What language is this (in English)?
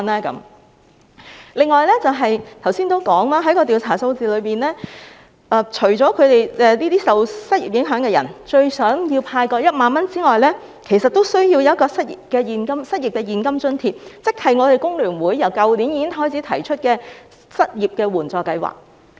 Cantonese